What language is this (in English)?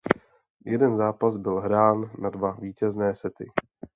Czech